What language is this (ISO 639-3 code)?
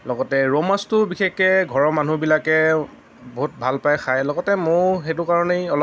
asm